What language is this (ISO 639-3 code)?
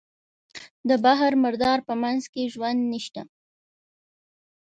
pus